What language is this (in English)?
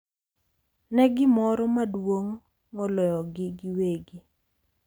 Luo (Kenya and Tanzania)